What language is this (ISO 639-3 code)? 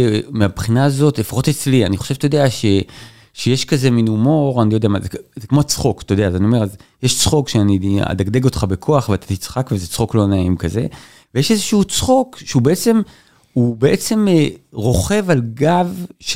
heb